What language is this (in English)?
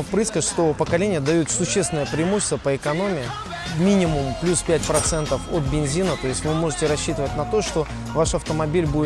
Russian